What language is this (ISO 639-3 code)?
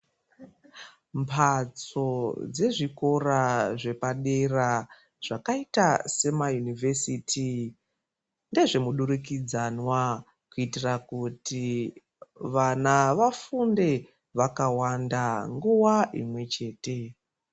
ndc